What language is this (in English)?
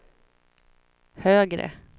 Swedish